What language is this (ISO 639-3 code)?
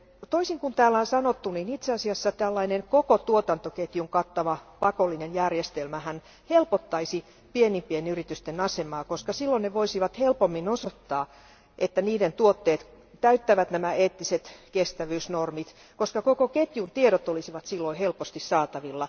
fin